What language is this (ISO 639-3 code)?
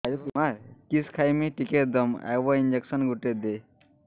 ori